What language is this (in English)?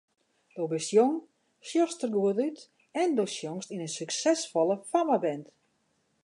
Western Frisian